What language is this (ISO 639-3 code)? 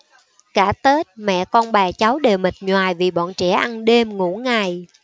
vie